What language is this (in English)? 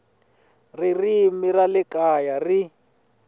Tsonga